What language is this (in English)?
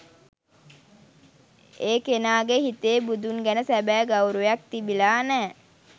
Sinhala